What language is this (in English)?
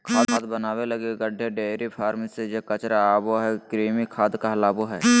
Magahi